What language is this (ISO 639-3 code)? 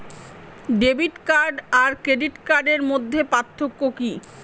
ben